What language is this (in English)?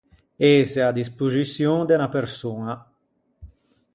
Ligurian